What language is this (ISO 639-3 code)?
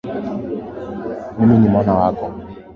swa